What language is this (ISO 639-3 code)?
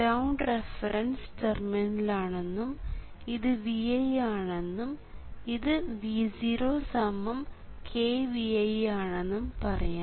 mal